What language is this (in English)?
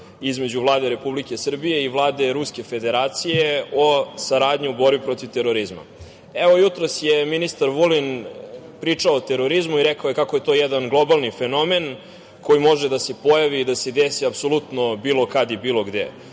Serbian